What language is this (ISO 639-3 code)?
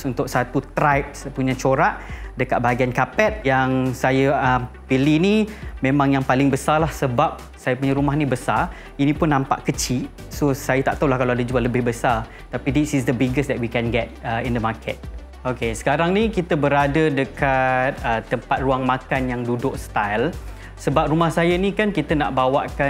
msa